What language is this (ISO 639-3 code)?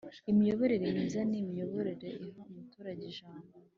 kin